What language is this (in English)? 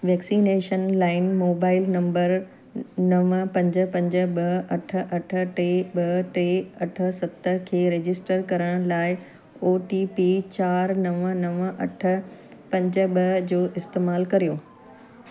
Sindhi